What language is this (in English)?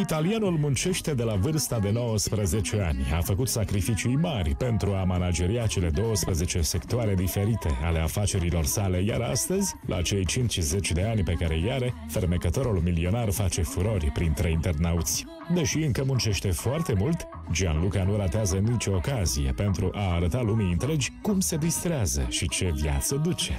Romanian